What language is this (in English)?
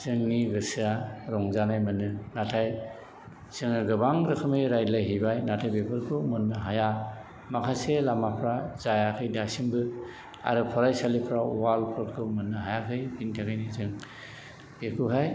Bodo